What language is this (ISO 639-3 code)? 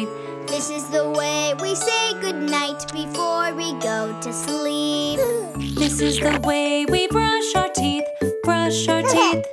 eng